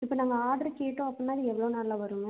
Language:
Tamil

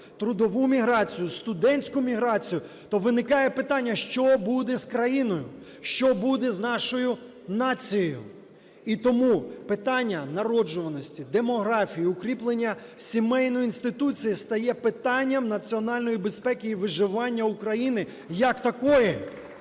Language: Ukrainian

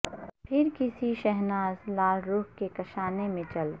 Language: Urdu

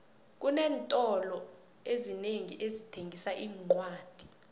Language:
South Ndebele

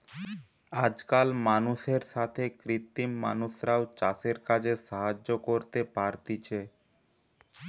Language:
Bangla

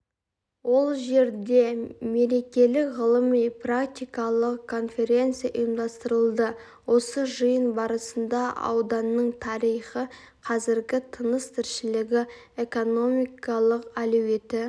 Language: Kazakh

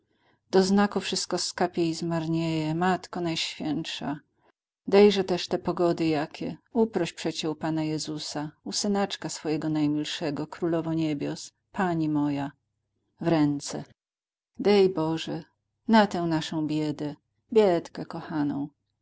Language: Polish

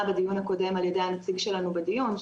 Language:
Hebrew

